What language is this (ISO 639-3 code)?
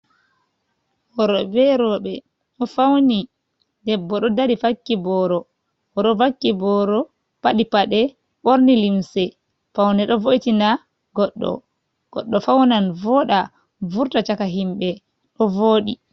ful